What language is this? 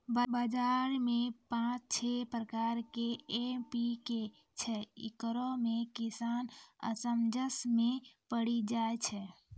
Maithili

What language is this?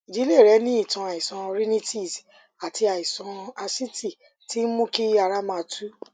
Yoruba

